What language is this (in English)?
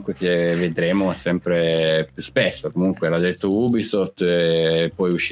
Italian